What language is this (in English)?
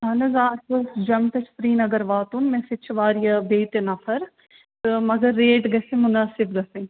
Kashmiri